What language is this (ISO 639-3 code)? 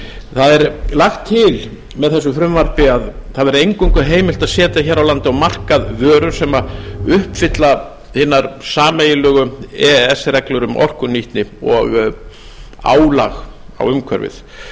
isl